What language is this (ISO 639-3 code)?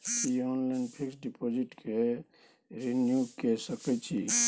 mai